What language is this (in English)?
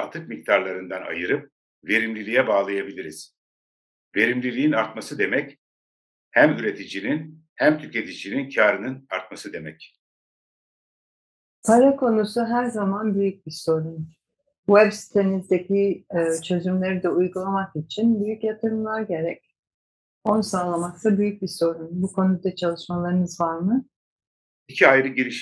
Turkish